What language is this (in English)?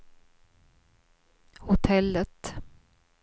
Swedish